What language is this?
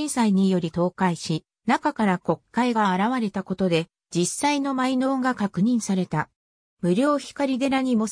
Japanese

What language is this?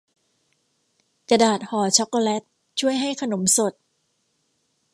Thai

